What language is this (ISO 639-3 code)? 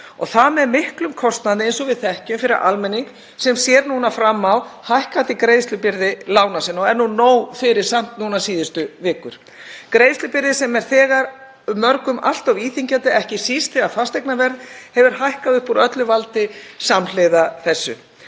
isl